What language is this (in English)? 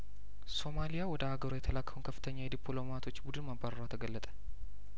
Amharic